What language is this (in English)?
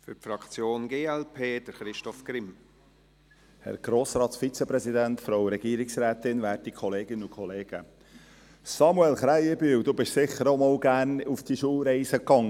Swiss German